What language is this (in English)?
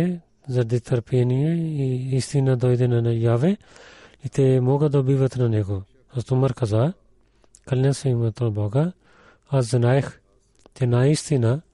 Bulgarian